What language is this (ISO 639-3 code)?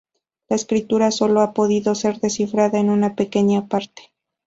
spa